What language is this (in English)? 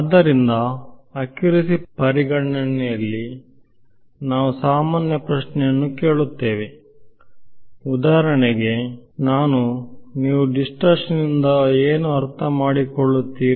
Kannada